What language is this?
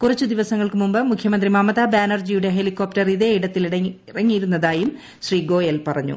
Malayalam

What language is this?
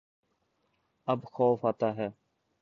Urdu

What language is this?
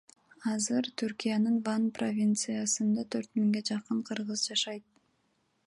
Kyrgyz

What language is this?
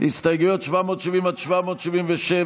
Hebrew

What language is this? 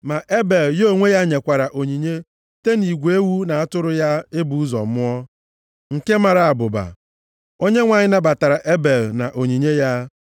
Igbo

